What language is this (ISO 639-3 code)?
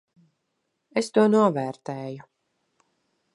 lav